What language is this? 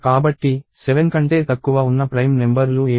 Telugu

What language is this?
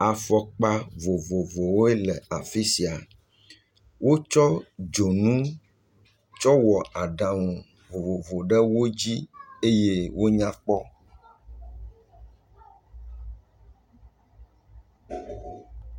Ewe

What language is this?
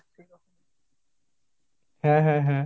Bangla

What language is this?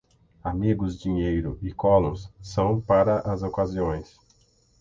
Portuguese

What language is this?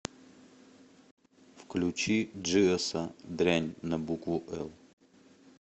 Russian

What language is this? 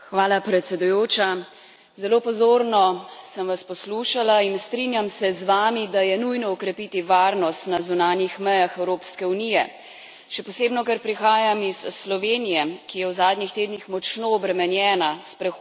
Slovenian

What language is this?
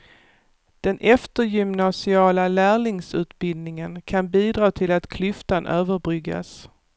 Swedish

